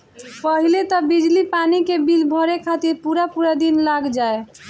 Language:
Bhojpuri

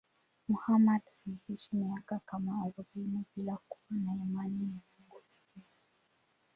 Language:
Swahili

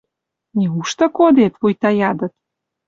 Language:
Western Mari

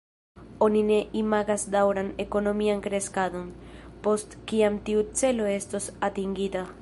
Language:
Esperanto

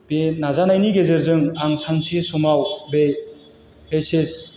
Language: Bodo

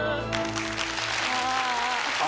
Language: Japanese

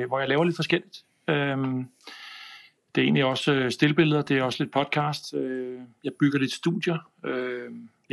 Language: Danish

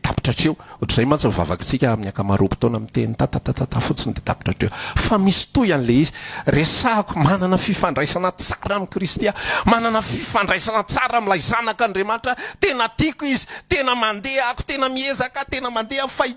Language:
Indonesian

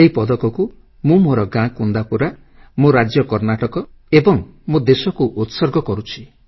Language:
Odia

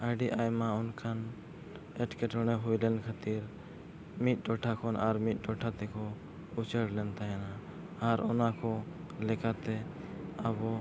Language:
Santali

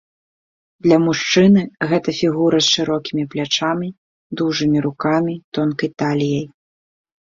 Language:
Belarusian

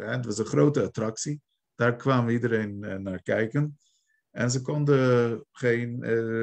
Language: Dutch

